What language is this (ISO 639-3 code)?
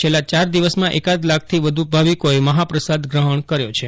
guj